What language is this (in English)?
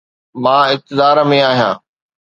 Sindhi